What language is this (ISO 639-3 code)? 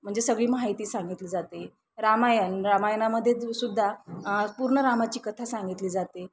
mar